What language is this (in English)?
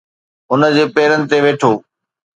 Sindhi